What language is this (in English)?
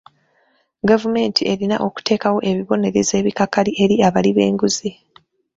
Ganda